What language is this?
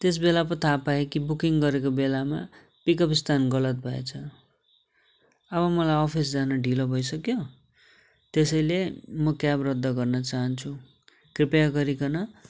Nepali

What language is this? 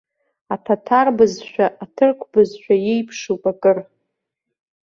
Abkhazian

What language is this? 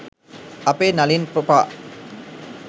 Sinhala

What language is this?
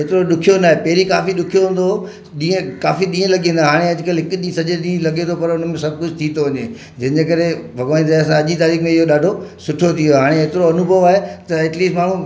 Sindhi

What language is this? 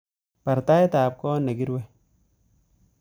Kalenjin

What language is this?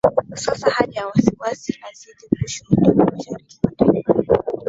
Swahili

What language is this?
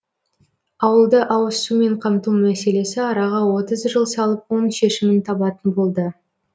Kazakh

